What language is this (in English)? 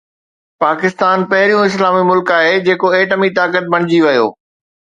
Sindhi